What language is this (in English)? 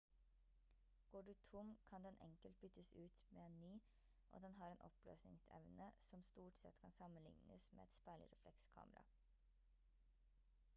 Norwegian Bokmål